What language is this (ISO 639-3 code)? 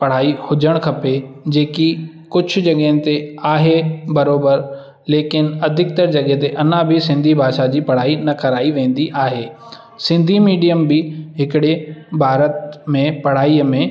snd